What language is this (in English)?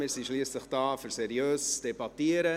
Swiss German